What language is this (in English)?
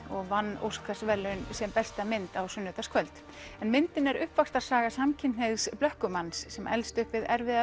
Icelandic